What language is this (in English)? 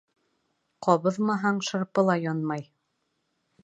Bashkir